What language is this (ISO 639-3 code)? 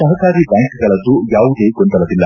kan